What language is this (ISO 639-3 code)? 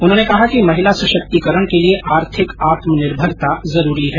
hin